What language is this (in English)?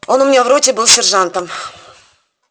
Russian